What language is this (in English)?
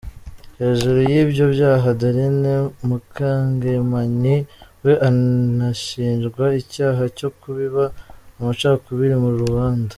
Kinyarwanda